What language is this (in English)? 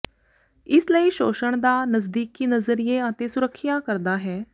Punjabi